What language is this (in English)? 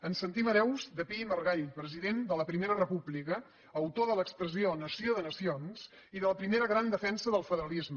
Catalan